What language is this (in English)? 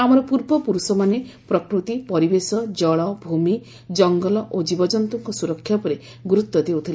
Odia